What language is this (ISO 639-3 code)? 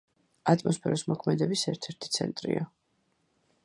kat